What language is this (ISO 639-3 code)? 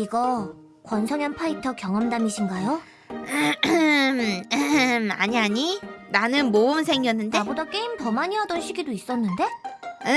kor